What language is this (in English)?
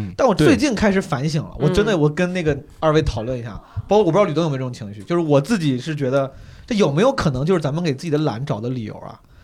Chinese